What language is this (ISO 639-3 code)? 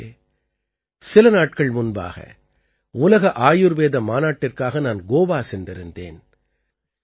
tam